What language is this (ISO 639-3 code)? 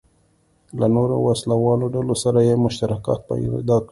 pus